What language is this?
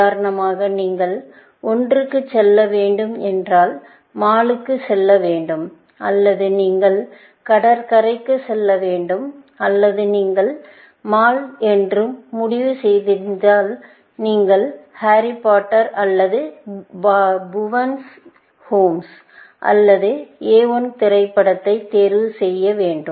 Tamil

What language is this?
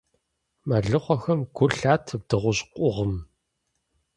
Kabardian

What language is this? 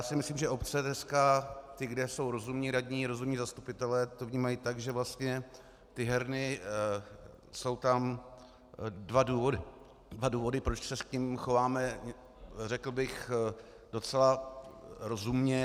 Czech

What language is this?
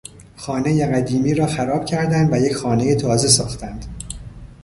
Persian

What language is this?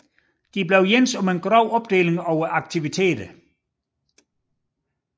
Danish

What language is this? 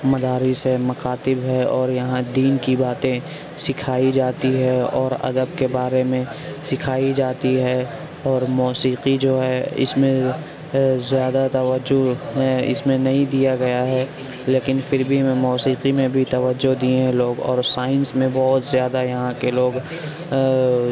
Urdu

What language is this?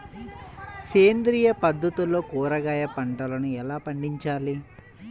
Telugu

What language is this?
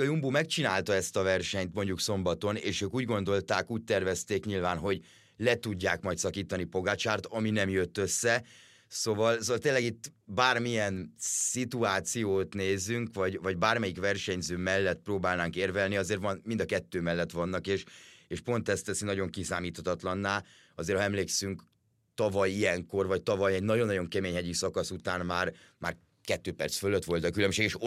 Hungarian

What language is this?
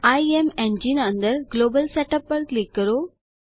Gujarati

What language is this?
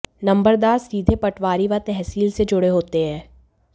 Hindi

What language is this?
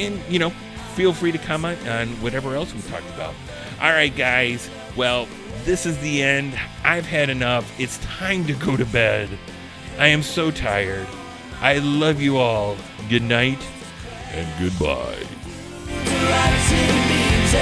English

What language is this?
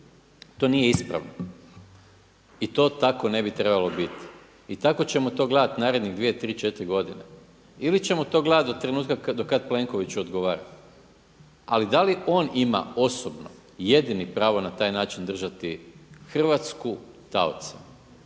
Croatian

